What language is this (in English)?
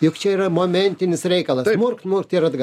Lithuanian